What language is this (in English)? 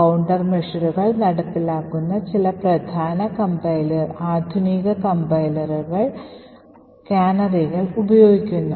Malayalam